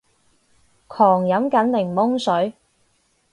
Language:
Cantonese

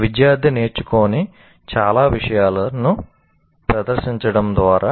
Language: Telugu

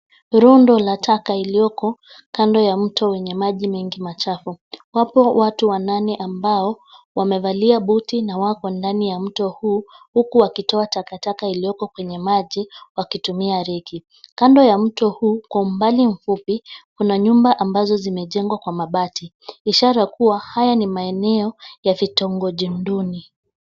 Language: Swahili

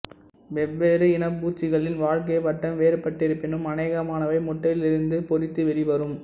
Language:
Tamil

